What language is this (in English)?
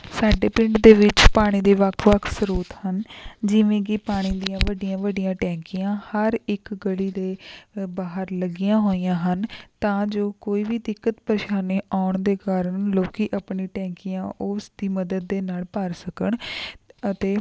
Punjabi